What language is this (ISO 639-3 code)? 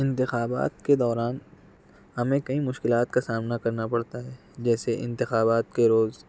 urd